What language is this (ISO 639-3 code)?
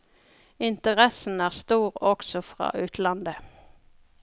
nor